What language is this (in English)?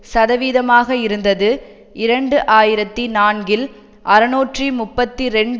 Tamil